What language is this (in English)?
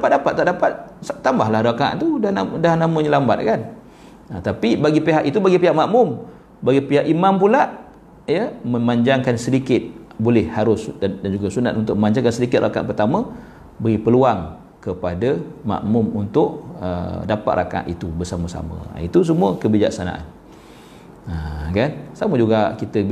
Malay